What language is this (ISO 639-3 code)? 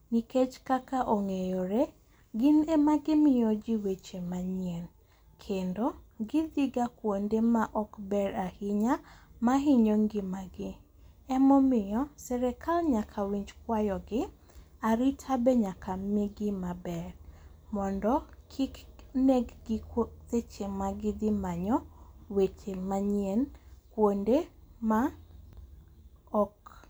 luo